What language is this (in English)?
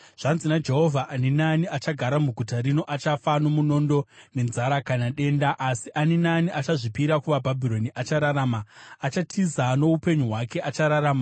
Shona